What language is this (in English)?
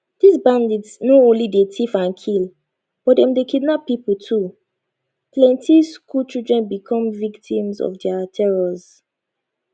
Nigerian Pidgin